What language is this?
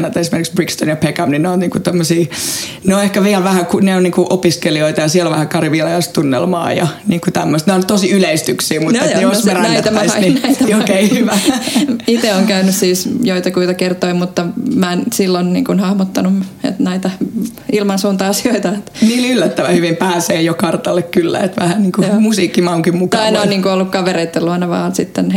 Finnish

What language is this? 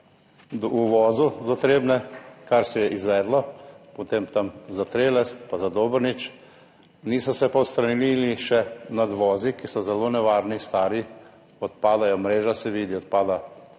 Slovenian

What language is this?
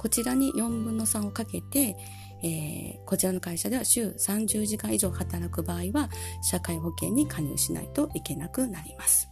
Japanese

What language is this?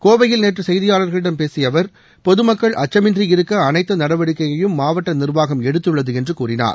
Tamil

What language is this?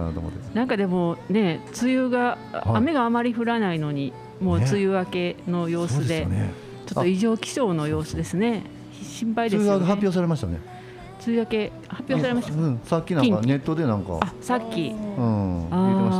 Japanese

